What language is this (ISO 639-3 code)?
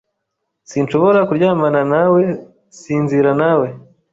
kin